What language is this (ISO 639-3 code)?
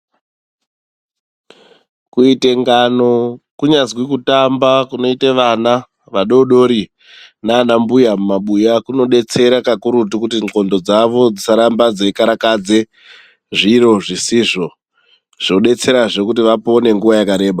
ndc